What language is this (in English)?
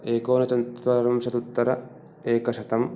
Sanskrit